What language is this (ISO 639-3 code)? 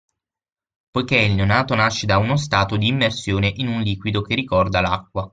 ita